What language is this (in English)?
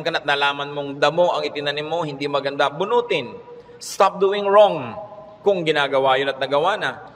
Filipino